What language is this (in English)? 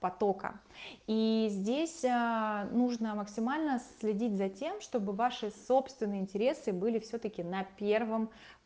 Russian